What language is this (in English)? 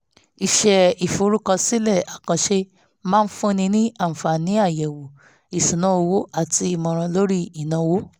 Yoruba